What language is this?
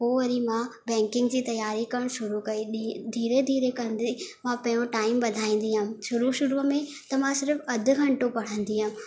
Sindhi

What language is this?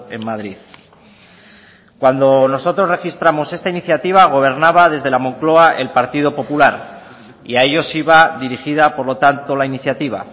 Spanish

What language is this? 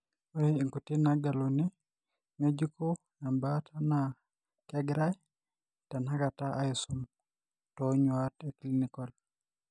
Masai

